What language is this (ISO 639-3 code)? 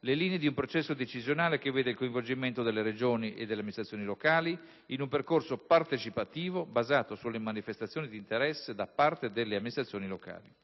ita